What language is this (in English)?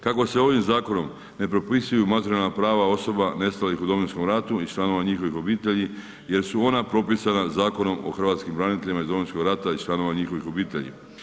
Croatian